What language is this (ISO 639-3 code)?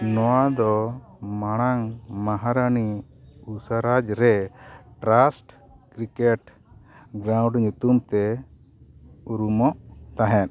sat